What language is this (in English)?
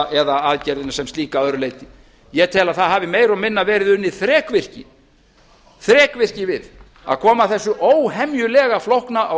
Icelandic